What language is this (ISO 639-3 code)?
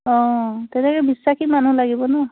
asm